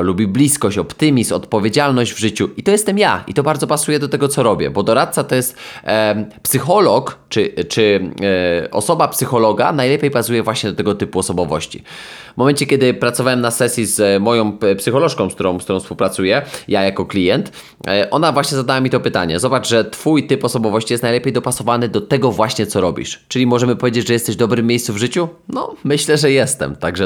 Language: Polish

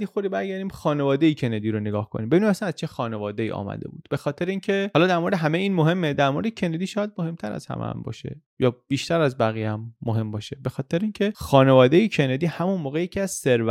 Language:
Persian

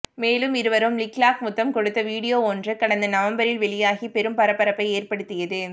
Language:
Tamil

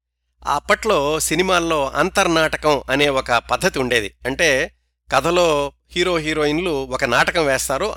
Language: Telugu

